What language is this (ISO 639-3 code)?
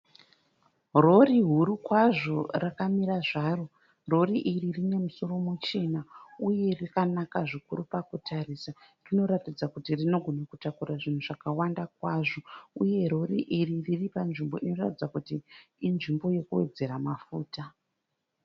sna